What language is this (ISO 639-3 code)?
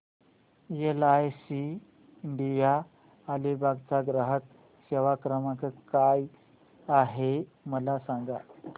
mar